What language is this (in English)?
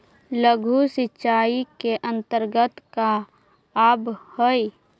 Magahi